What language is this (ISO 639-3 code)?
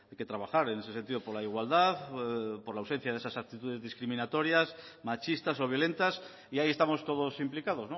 spa